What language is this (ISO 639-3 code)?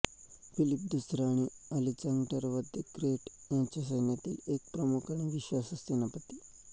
mar